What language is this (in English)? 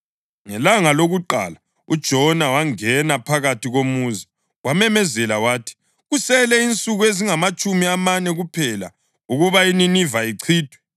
North Ndebele